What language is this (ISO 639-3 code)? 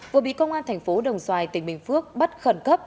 vie